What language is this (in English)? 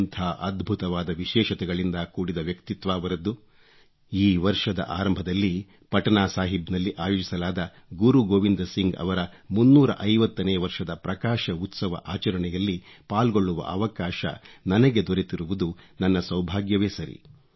Kannada